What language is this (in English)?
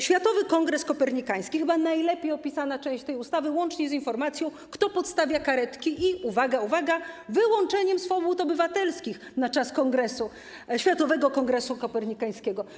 Polish